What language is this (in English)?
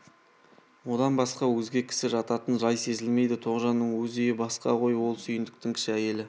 Kazakh